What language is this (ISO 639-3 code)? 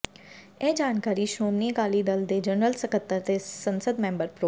pan